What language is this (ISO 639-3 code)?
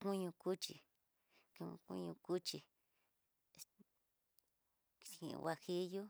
mtx